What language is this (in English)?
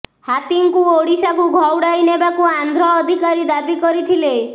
Odia